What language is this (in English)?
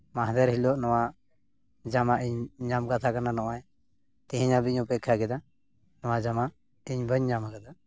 Santali